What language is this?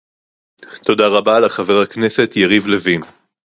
Hebrew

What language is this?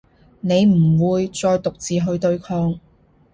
Cantonese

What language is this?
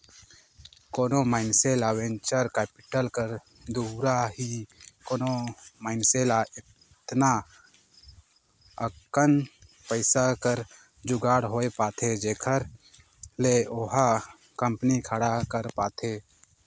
Chhattisgarhi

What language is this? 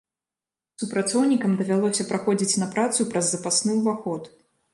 Belarusian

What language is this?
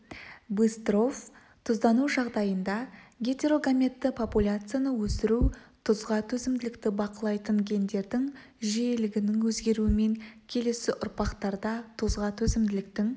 Kazakh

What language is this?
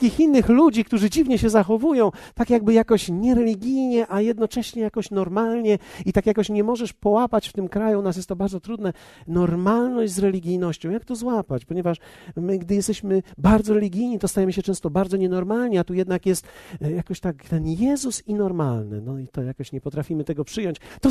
Polish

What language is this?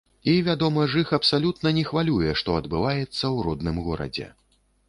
Belarusian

